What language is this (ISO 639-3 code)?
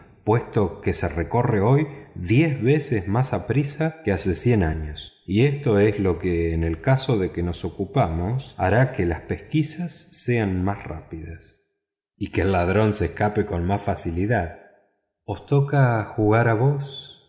spa